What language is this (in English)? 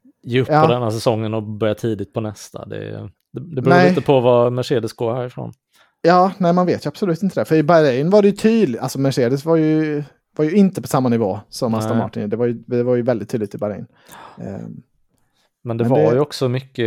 Swedish